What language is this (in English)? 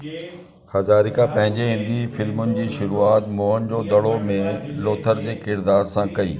Sindhi